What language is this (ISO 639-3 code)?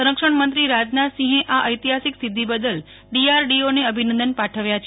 guj